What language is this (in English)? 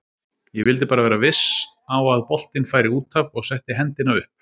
Icelandic